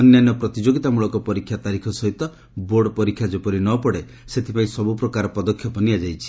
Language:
Odia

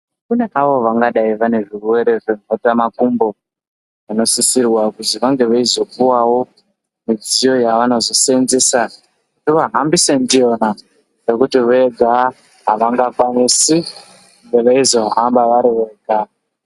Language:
Ndau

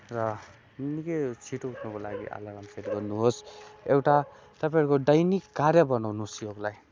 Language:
Nepali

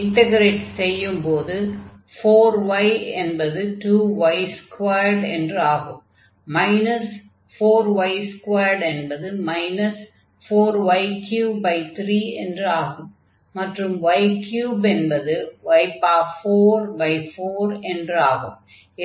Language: Tamil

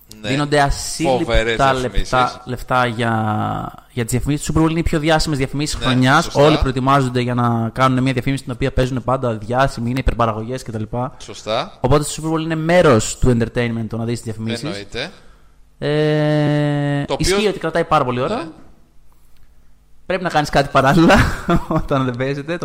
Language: Greek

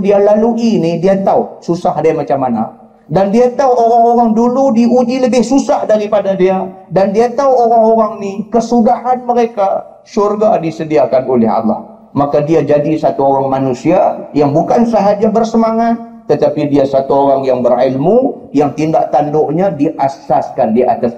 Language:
Malay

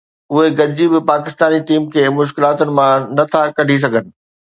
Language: Sindhi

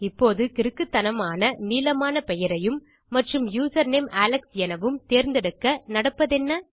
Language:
Tamil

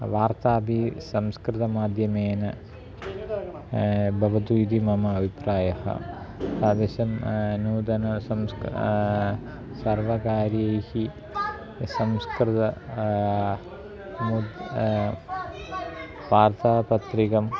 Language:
Sanskrit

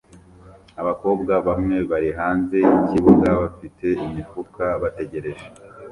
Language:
Kinyarwanda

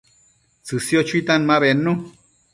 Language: Matsés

